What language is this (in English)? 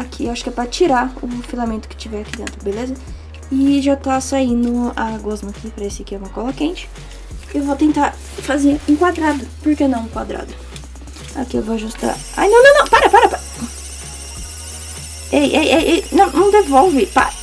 Portuguese